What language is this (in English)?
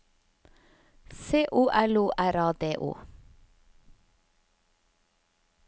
Norwegian